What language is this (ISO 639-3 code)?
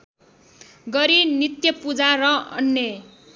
nep